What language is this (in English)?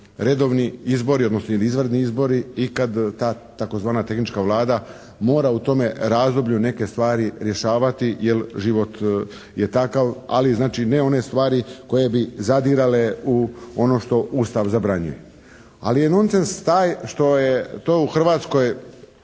Croatian